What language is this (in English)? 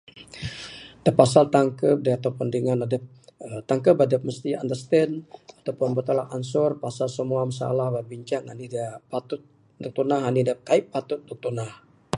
Bukar-Sadung Bidayuh